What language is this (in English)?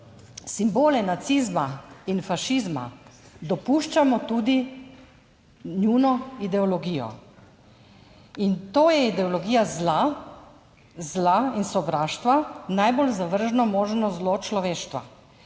Slovenian